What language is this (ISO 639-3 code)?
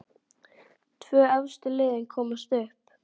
isl